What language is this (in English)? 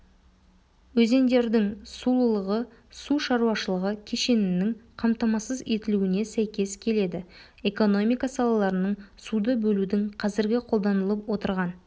Kazakh